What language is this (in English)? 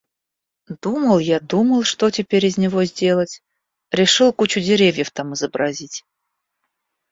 Russian